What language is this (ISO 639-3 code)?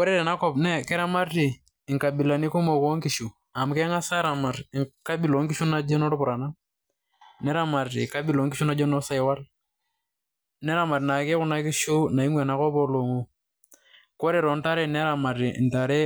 mas